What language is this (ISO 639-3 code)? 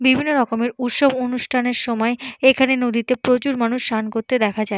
ben